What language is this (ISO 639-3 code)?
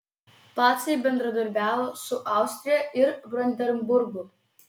lit